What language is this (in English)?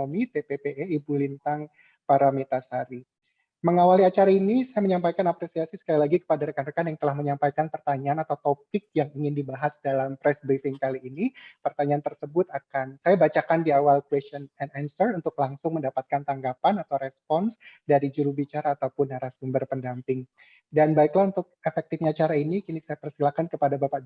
Indonesian